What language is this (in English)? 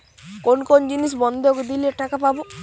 Bangla